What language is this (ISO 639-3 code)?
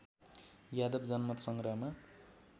nep